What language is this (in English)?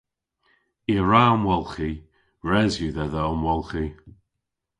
Cornish